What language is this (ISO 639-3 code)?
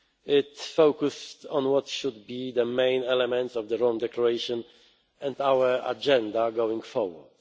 eng